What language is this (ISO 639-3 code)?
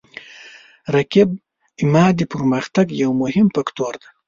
pus